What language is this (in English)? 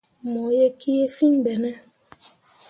Mundang